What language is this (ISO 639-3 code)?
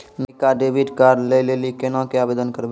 mai